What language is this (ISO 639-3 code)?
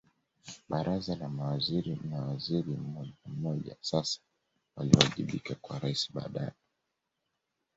swa